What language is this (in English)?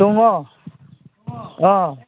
Bodo